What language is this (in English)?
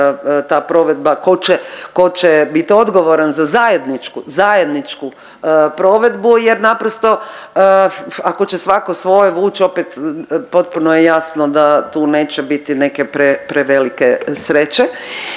Croatian